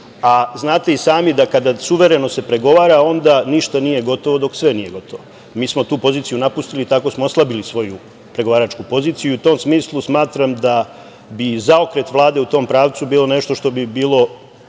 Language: Serbian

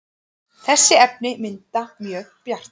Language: Icelandic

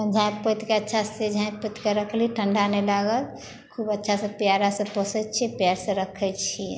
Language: Maithili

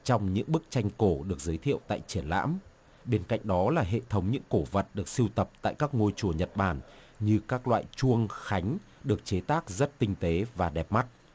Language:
Vietnamese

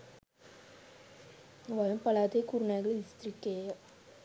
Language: Sinhala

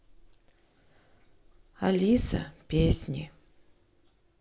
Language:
Russian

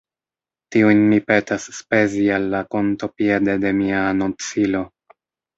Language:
Esperanto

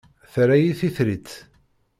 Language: Kabyle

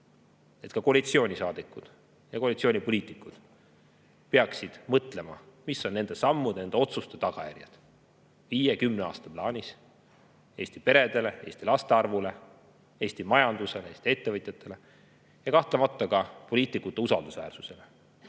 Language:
Estonian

